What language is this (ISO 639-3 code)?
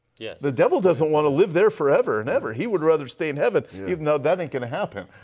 eng